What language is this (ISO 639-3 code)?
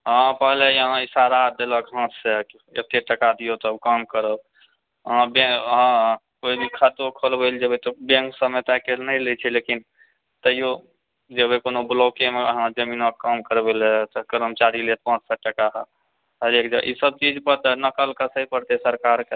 mai